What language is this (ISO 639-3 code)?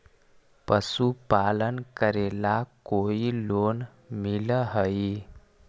mag